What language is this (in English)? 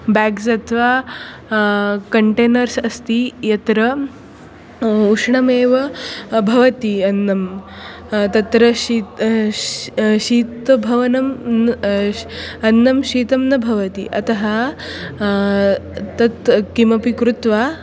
Sanskrit